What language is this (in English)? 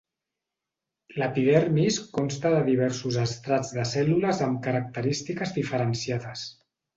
Catalan